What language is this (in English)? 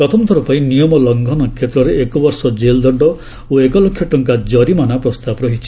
Odia